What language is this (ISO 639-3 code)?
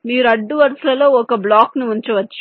tel